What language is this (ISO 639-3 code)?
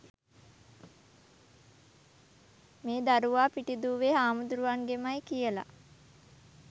sin